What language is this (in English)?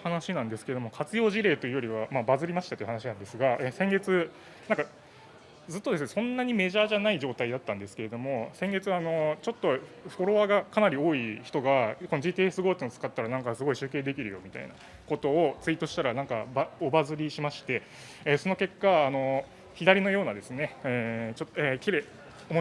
Japanese